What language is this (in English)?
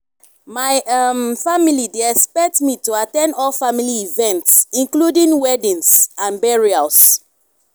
Nigerian Pidgin